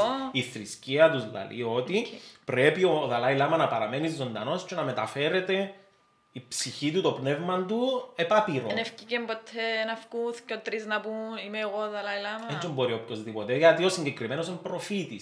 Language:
Greek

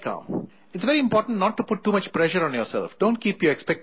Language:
English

